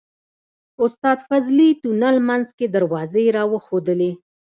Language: Pashto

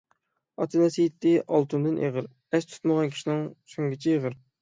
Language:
Uyghur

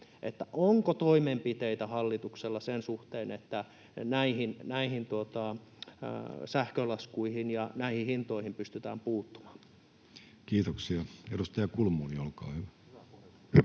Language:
Finnish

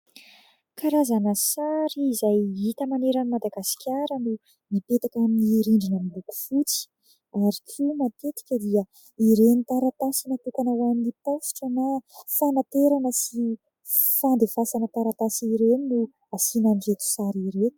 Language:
Malagasy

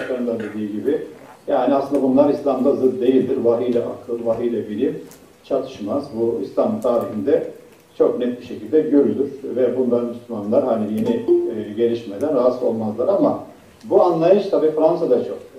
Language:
Turkish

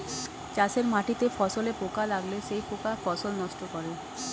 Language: Bangla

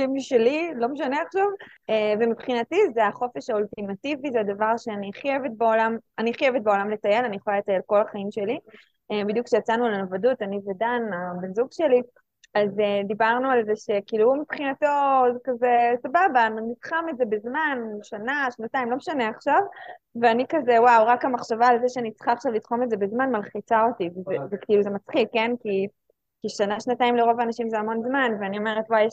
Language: Hebrew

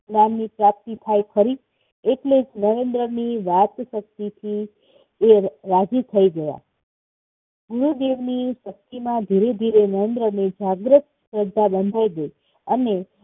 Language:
Gujarati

